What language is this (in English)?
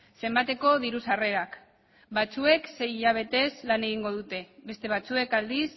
Basque